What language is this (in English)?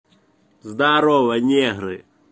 Russian